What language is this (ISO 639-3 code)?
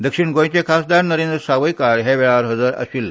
kok